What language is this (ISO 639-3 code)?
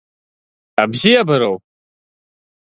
abk